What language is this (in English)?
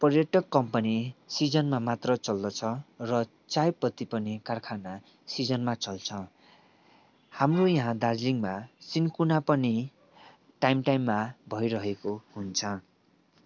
Nepali